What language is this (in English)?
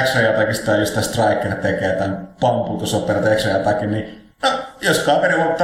Finnish